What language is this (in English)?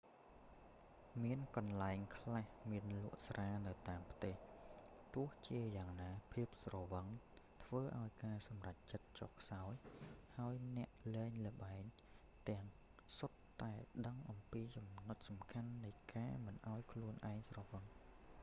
Khmer